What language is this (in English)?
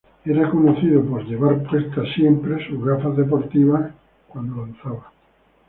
Spanish